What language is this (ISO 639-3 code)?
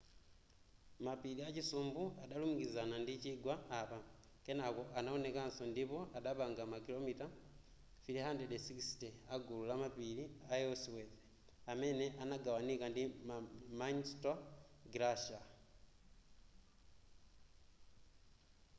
nya